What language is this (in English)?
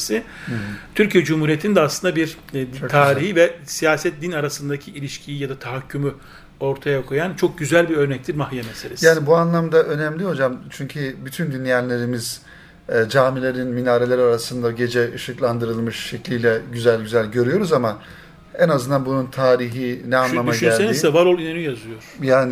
Turkish